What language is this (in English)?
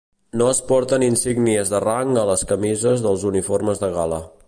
Catalan